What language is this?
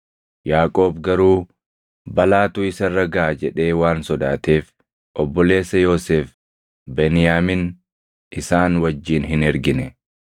Oromo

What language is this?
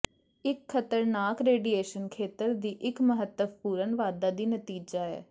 Punjabi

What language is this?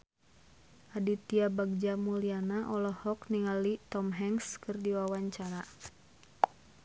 Sundanese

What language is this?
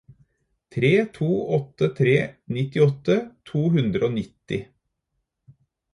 Norwegian Bokmål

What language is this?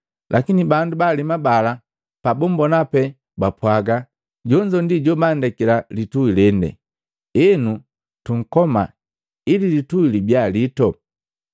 Matengo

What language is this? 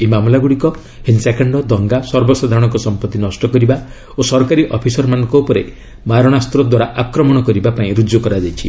Odia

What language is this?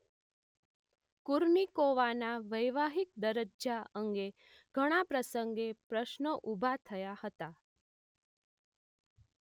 Gujarati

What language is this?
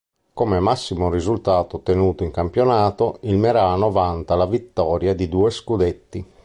Italian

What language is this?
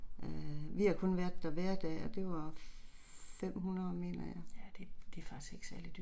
Danish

